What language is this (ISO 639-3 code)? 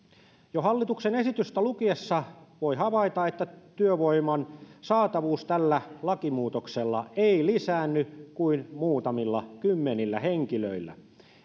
fin